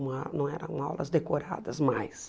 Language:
Portuguese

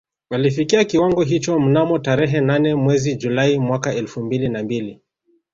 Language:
Swahili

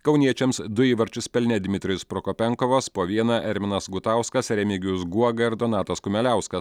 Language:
Lithuanian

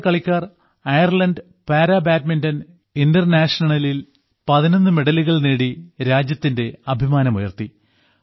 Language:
Malayalam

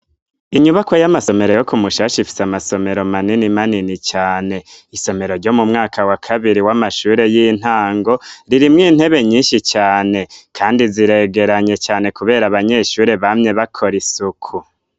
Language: Rundi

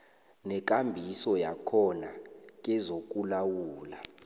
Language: South Ndebele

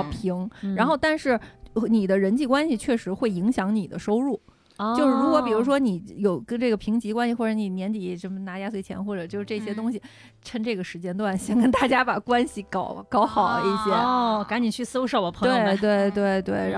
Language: Chinese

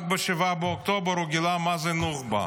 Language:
Hebrew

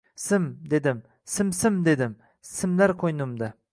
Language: Uzbek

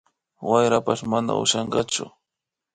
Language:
Imbabura Highland Quichua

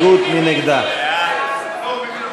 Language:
Hebrew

